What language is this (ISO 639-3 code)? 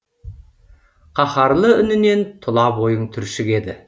kaz